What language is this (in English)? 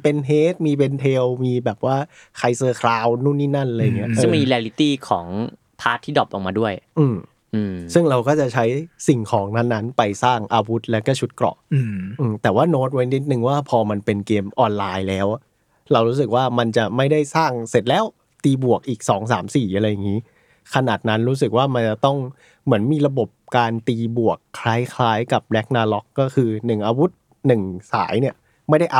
Thai